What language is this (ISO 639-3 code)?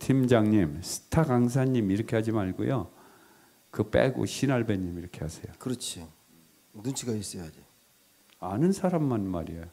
kor